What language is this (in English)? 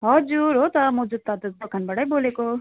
Nepali